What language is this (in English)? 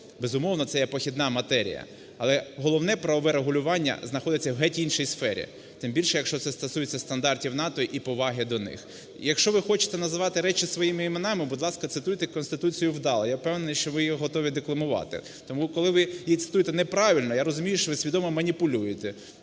Ukrainian